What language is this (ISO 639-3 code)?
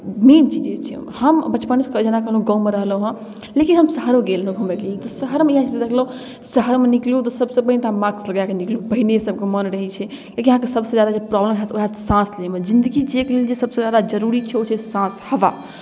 mai